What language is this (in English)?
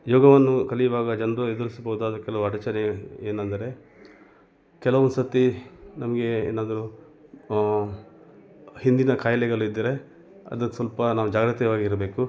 Kannada